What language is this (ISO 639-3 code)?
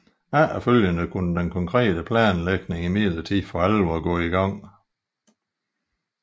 dan